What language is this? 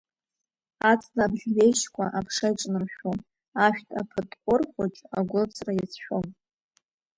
Abkhazian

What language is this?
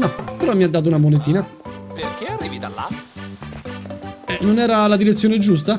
Italian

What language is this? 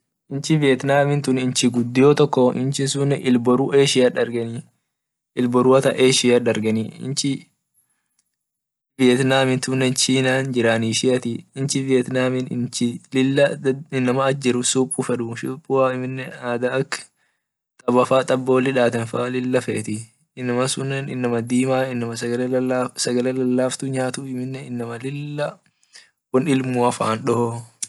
Orma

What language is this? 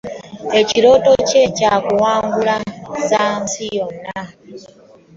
Ganda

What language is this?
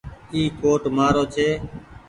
Goaria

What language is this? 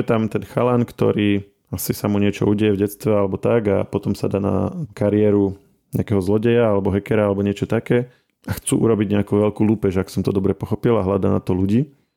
Slovak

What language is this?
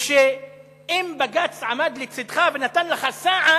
Hebrew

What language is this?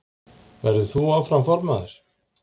Icelandic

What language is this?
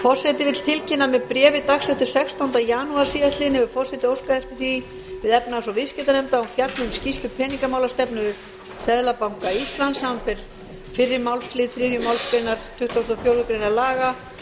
Icelandic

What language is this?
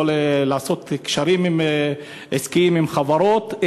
Hebrew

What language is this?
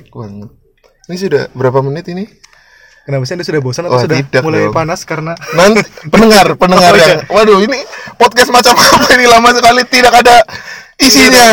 Indonesian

